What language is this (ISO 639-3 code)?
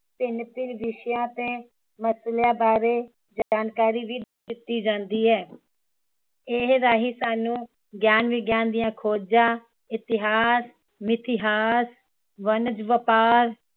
pan